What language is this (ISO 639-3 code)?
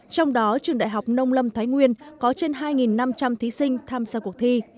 vie